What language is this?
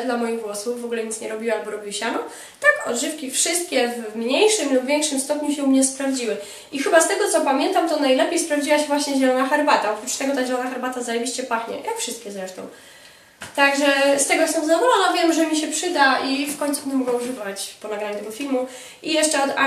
Polish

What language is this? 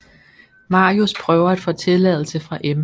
Danish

